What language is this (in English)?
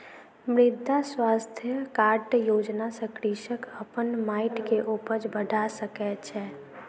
Maithili